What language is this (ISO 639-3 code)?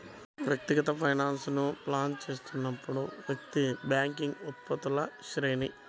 tel